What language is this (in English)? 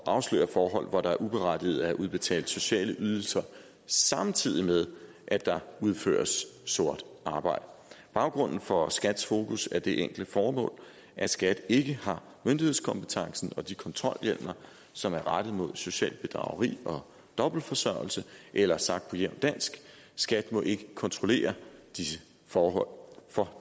Danish